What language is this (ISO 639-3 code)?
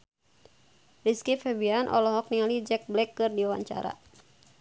sun